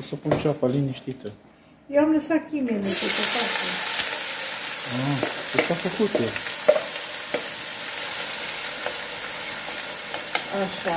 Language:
Romanian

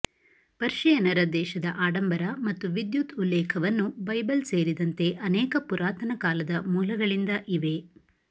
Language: Kannada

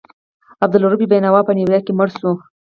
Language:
Pashto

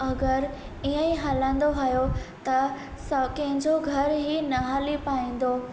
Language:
Sindhi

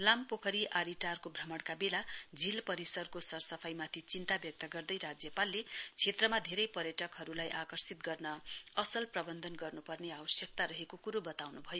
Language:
Nepali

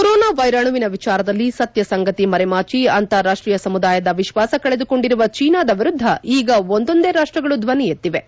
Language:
Kannada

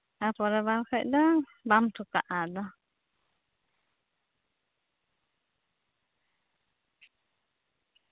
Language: Santali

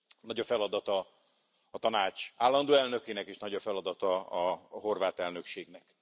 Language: Hungarian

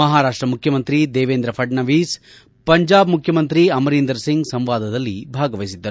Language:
Kannada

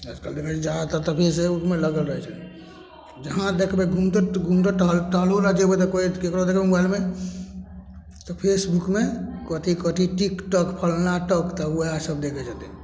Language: Maithili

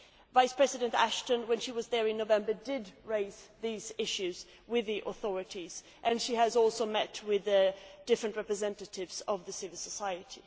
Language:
English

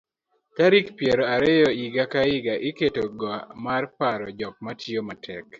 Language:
Luo (Kenya and Tanzania)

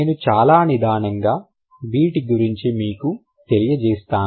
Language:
Telugu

